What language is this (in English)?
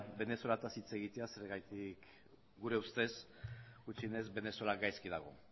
Basque